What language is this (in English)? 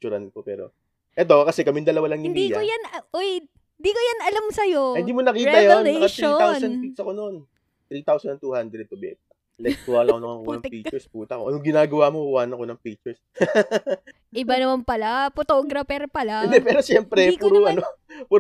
Filipino